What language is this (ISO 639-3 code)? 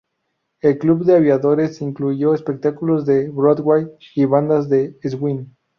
spa